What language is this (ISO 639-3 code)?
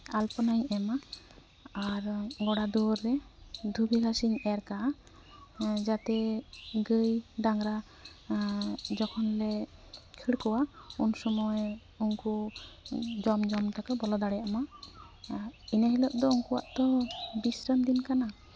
sat